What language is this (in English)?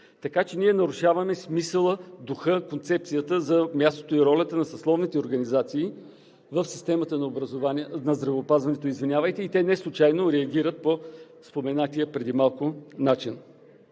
Bulgarian